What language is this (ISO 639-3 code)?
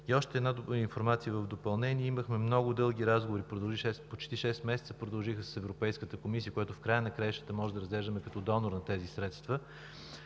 bul